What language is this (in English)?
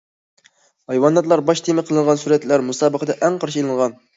Uyghur